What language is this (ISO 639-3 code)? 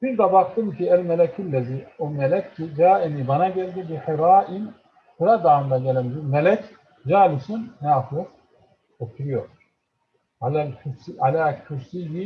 tur